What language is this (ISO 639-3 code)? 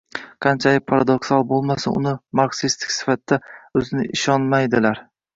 uzb